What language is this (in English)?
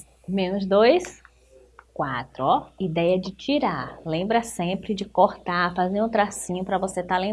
Portuguese